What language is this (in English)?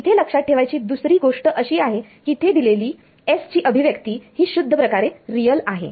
Marathi